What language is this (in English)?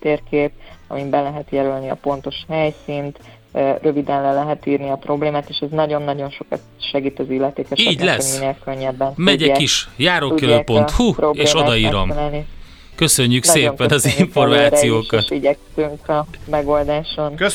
Hungarian